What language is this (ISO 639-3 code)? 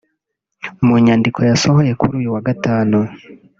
kin